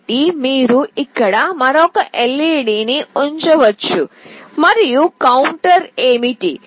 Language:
Telugu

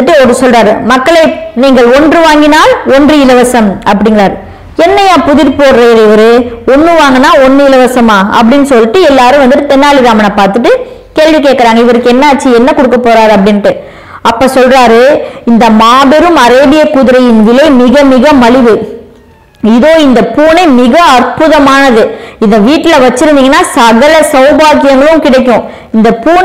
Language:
Tamil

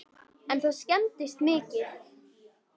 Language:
Icelandic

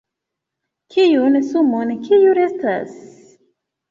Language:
Esperanto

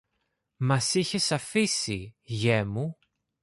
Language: Greek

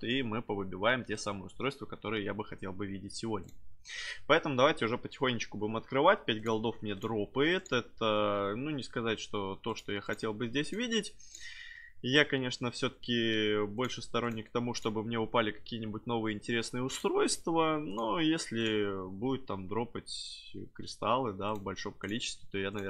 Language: Russian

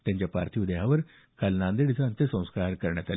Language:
Marathi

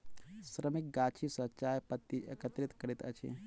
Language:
Maithili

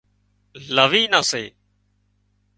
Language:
Wadiyara Koli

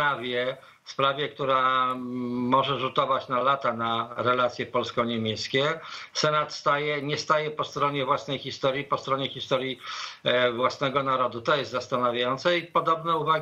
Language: Polish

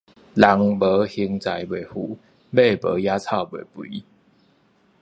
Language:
Min Nan Chinese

